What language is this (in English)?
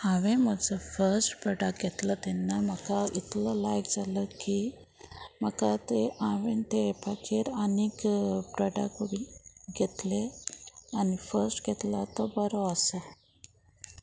Konkani